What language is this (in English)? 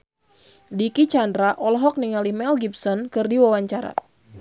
Sundanese